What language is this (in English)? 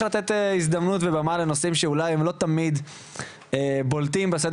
Hebrew